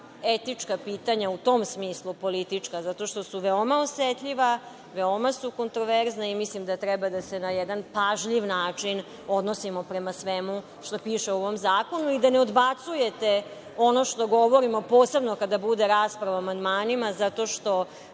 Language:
Serbian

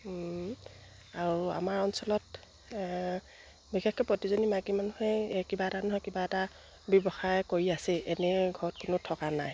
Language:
Assamese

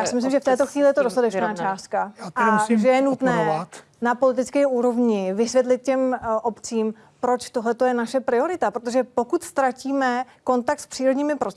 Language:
Czech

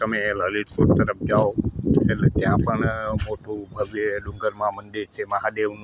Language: Gujarati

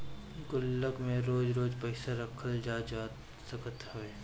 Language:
Bhojpuri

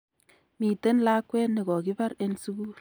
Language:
Kalenjin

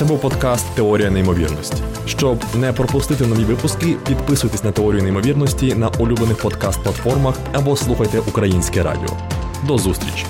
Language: Ukrainian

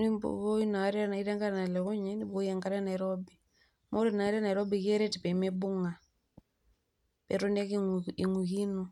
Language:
Masai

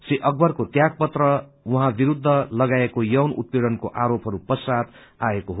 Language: Nepali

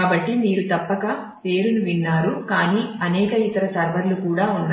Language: Telugu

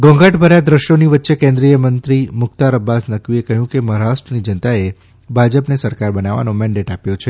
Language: Gujarati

